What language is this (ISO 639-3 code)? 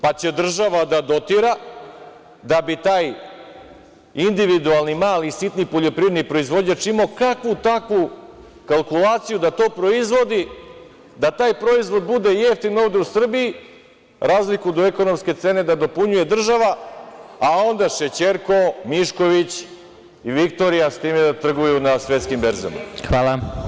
srp